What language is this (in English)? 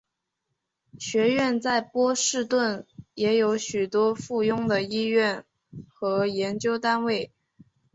Chinese